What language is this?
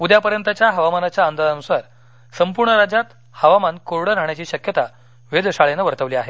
Marathi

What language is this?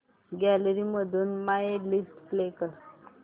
Marathi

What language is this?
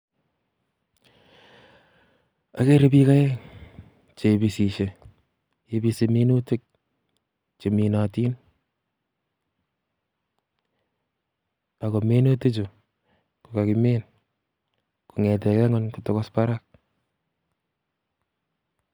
Kalenjin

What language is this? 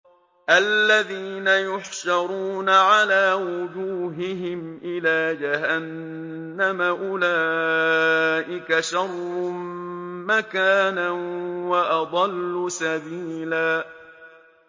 Arabic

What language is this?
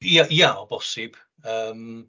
Welsh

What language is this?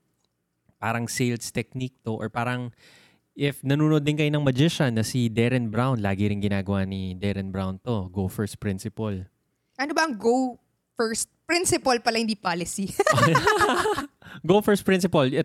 Filipino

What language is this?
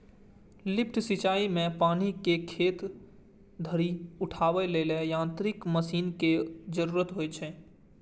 Maithili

